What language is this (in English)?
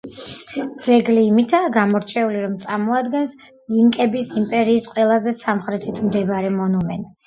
Georgian